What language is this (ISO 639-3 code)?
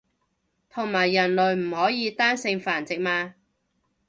yue